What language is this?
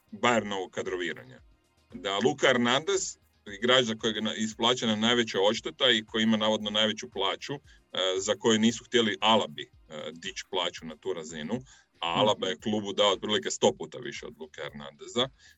Croatian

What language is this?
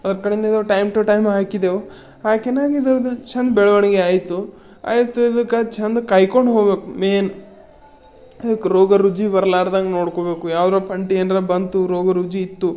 Kannada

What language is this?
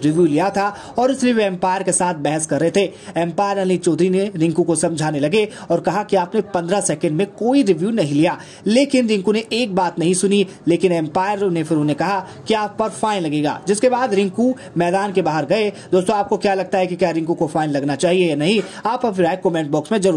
Hindi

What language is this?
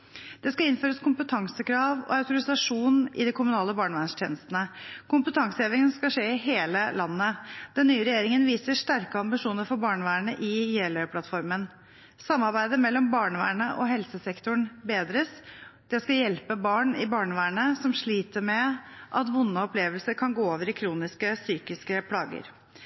Norwegian Bokmål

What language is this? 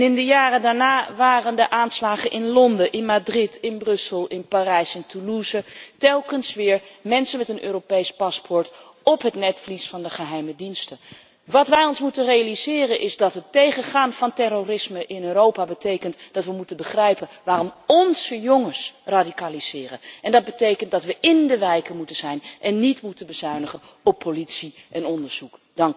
Dutch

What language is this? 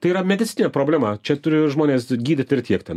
Lithuanian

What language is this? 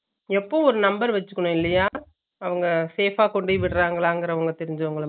Tamil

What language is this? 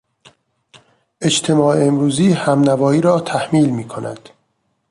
Persian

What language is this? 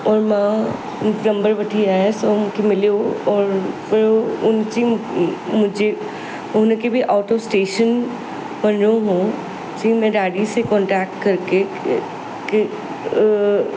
Sindhi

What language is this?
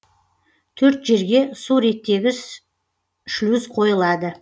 Kazakh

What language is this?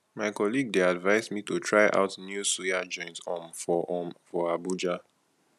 Nigerian Pidgin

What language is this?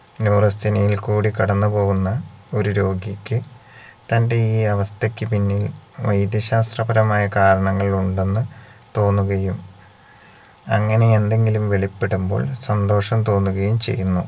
Malayalam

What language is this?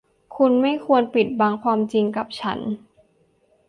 Thai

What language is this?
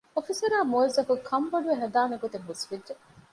Divehi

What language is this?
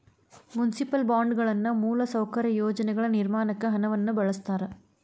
Kannada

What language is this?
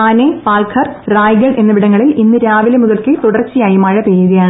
Malayalam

